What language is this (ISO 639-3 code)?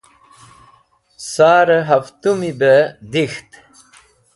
wbl